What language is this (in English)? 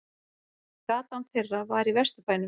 Icelandic